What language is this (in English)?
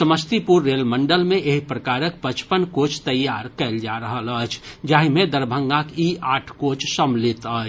Maithili